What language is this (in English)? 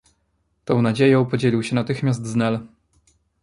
Polish